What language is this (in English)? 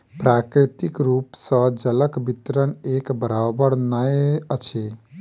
Maithili